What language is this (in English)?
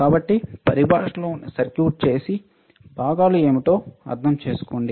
Telugu